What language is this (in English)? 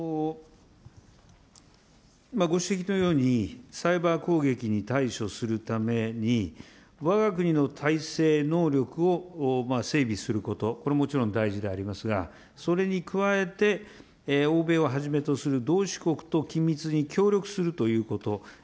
Japanese